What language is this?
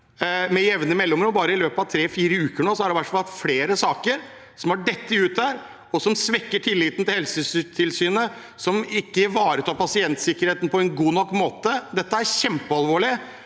Norwegian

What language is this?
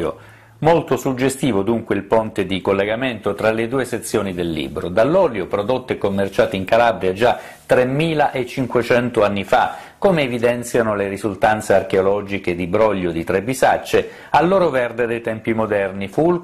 Italian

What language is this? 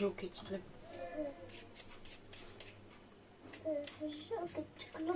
Arabic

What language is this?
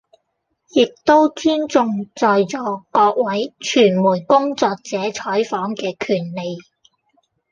Cantonese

